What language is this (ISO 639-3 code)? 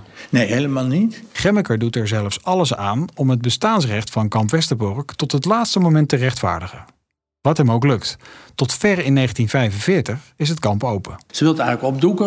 nld